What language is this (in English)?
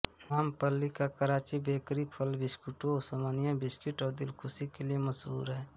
Hindi